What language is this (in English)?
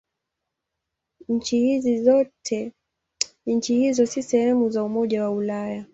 Swahili